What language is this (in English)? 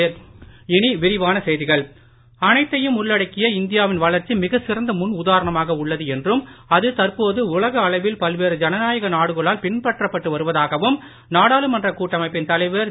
Tamil